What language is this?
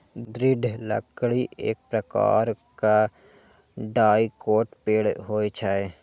Maithili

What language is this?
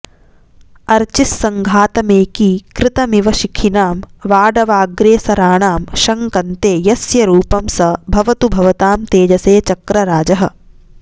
Sanskrit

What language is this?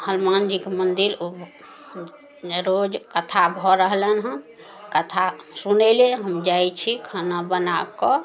Maithili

